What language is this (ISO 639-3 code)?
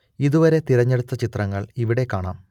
mal